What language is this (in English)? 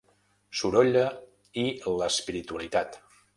Catalan